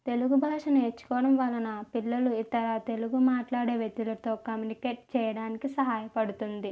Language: Telugu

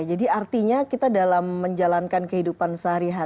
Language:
Indonesian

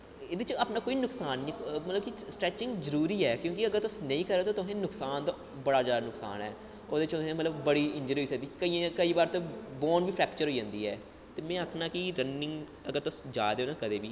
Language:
Dogri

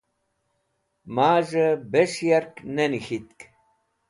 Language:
Wakhi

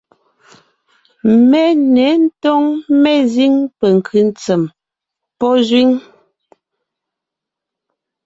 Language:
Ngiemboon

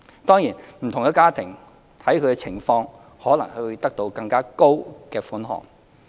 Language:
Cantonese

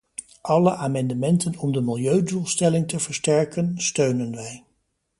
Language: Dutch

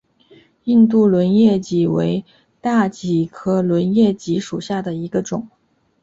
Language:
Chinese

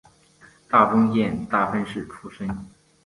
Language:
Chinese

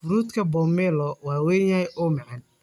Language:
Somali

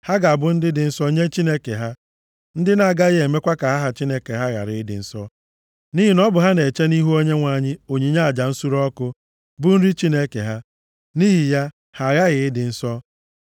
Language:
Igbo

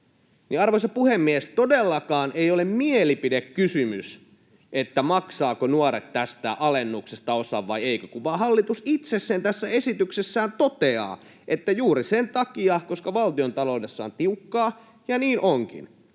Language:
Finnish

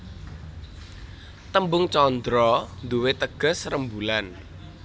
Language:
Javanese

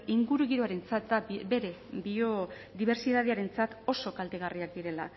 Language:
Basque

